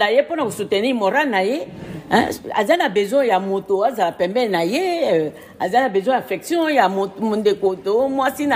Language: French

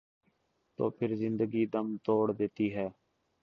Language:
Urdu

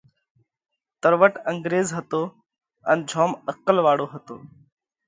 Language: Parkari Koli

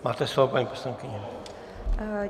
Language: Czech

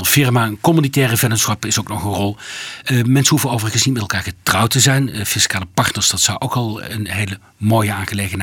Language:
Dutch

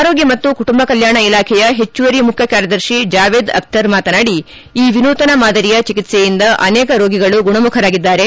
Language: Kannada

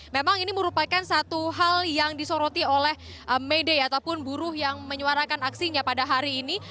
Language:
Indonesian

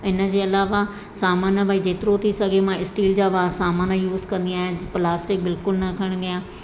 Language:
Sindhi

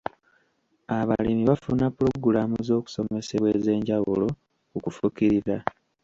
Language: Ganda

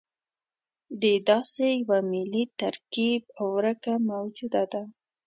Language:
Pashto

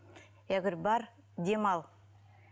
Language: Kazakh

